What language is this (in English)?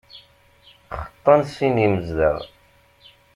Kabyle